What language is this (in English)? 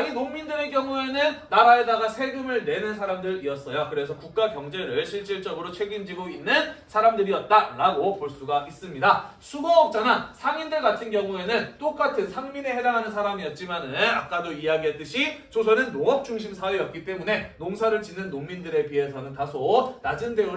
Korean